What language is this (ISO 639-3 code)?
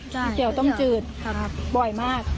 tha